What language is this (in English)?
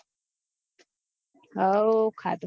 Gujarati